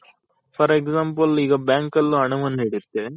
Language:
Kannada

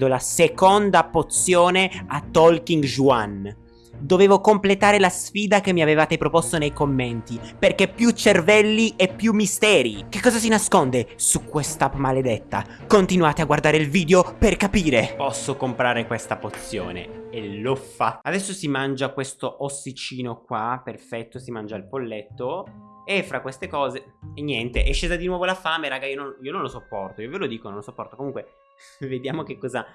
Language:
Italian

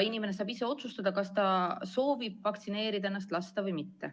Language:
Estonian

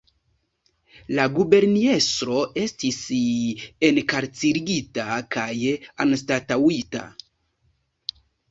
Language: Esperanto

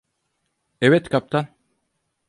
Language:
Turkish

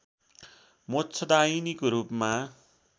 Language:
Nepali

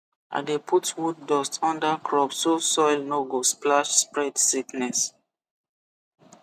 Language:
Nigerian Pidgin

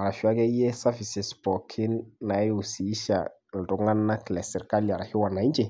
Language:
Masai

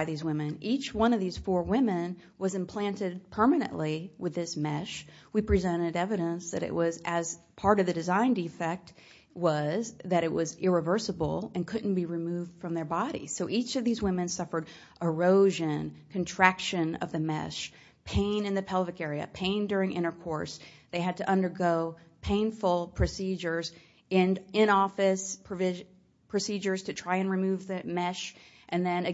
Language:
English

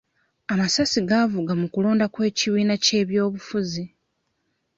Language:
Ganda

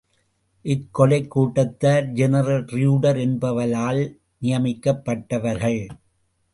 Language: Tamil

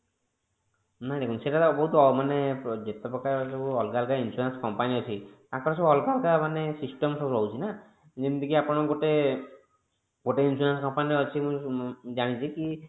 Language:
Odia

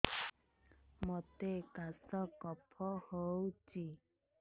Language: Odia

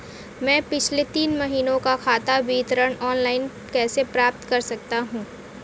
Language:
Hindi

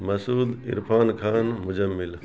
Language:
Urdu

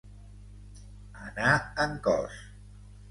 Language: Catalan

